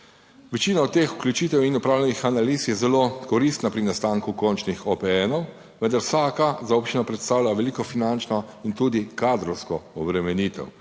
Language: Slovenian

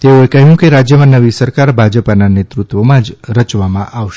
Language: Gujarati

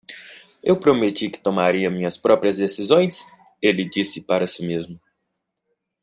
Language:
Portuguese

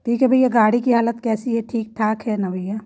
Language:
Hindi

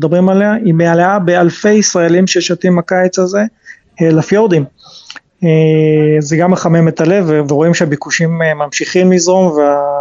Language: Hebrew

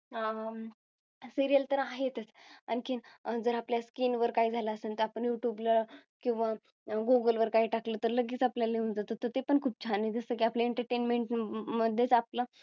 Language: Marathi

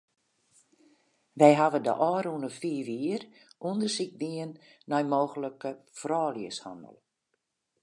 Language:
Western Frisian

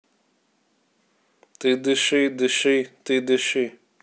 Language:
Russian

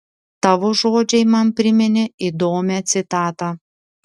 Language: Lithuanian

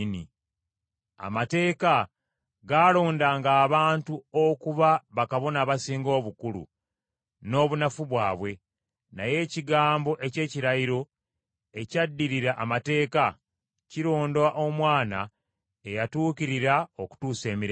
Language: Ganda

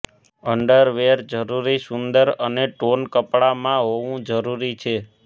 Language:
Gujarati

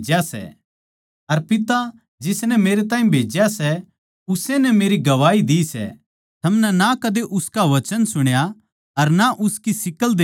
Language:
Haryanvi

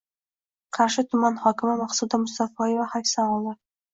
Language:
Uzbek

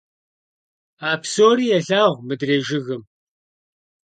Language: Kabardian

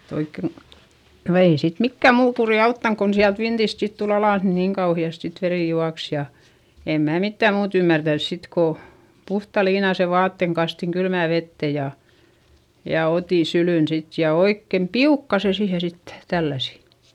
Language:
Finnish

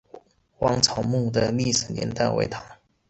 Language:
Chinese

